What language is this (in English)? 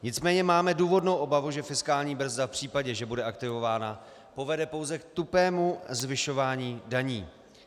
Czech